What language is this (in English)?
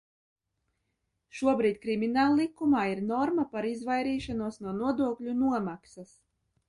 Latvian